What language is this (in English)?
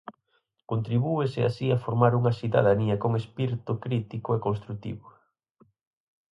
Galician